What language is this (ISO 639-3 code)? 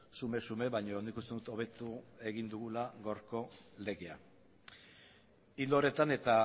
eus